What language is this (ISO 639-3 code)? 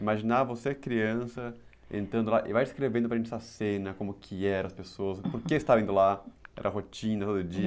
por